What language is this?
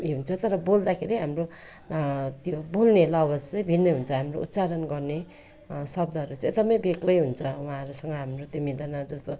Nepali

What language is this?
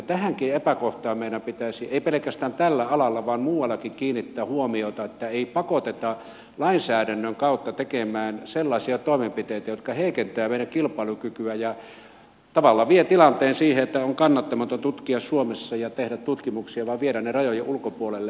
Finnish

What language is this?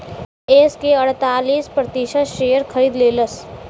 Bhojpuri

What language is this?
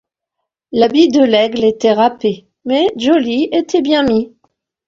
French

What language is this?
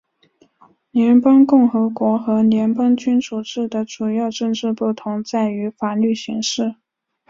Chinese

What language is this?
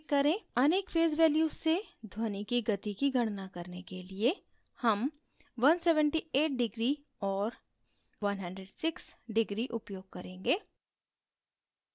Hindi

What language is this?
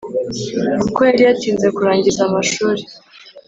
Kinyarwanda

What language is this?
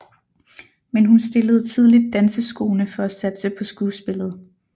Danish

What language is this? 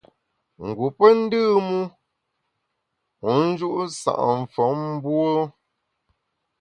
Bamun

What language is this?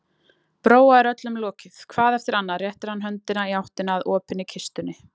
Icelandic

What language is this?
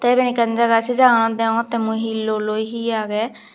Chakma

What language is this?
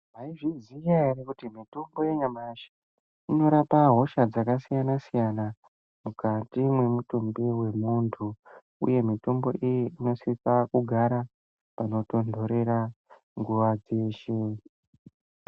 Ndau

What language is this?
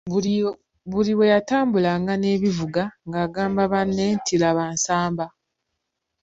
Ganda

